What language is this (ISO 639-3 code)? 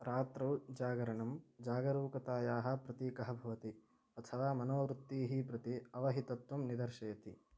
san